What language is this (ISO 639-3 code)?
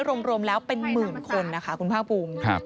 tha